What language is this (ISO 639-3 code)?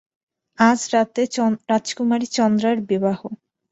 ben